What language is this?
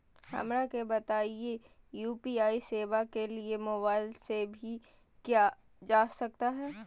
Magahi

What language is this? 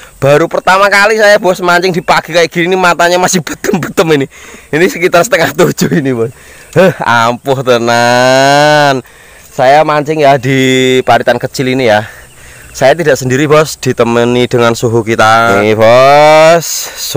Indonesian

